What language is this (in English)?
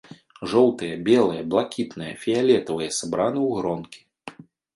Belarusian